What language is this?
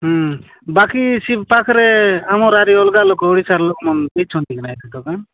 Odia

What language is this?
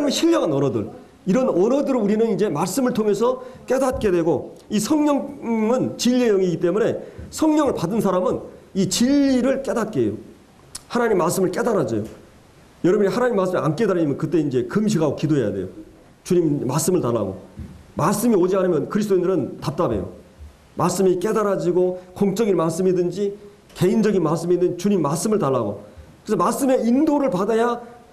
Korean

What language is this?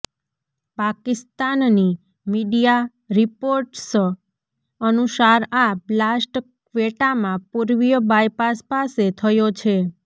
Gujarati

